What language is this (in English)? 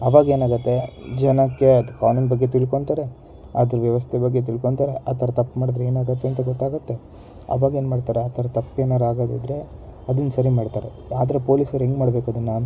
Kannada